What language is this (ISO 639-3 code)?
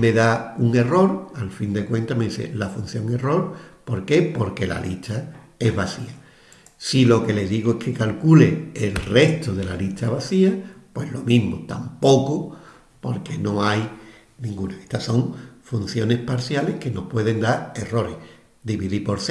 spa